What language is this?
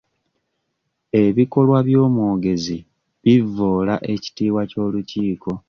Ganda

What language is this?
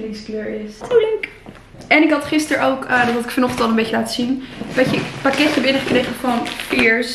Dutch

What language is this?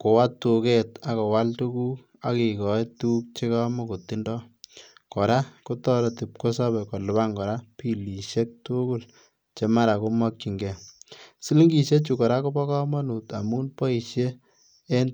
Kalenjin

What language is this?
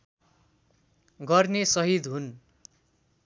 Nepali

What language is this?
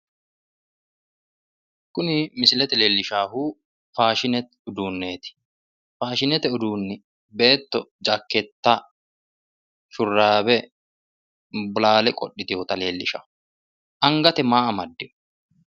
Sidamo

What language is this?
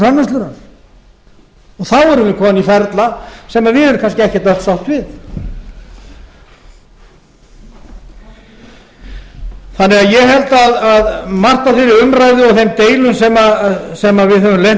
Icelandic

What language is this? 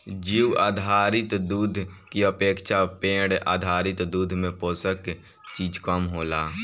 Bhojpuri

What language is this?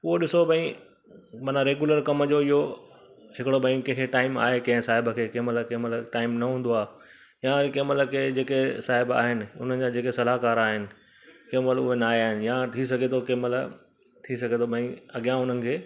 Sindhi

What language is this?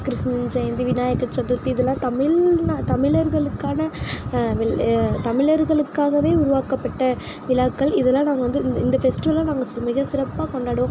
Tamil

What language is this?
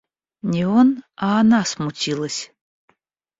Russian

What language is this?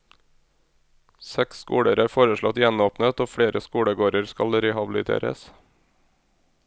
Norwegian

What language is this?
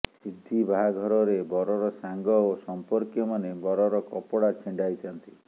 Odia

